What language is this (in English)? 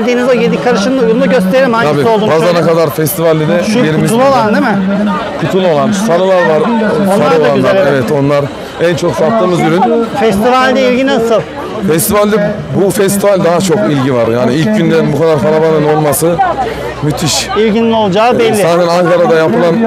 Turkish